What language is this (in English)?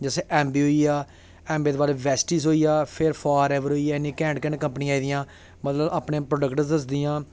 Dogri